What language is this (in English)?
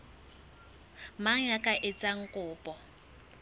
Southern Sotho